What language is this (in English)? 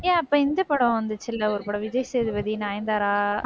Tamil